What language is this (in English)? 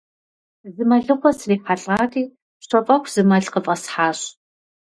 Kabardian